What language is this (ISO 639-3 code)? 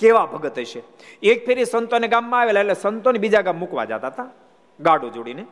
guj